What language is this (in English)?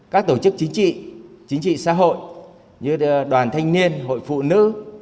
Vietnamese